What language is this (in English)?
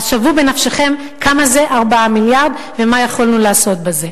Hebrew